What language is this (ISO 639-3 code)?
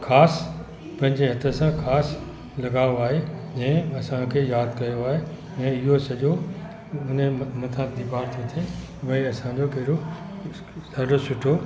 snd